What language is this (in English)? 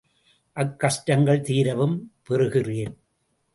Tamil